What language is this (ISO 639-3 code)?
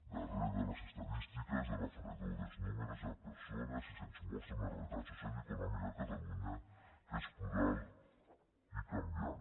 cat